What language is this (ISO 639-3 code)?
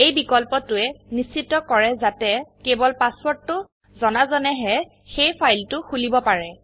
asm